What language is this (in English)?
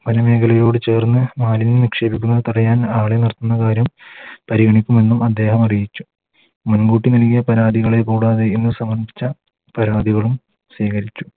Malayalam